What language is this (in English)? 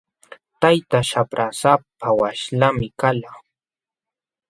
Jauja Wanca Quechua